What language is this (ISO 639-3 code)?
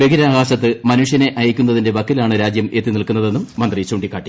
mal